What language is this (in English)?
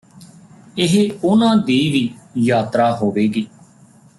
Punjabi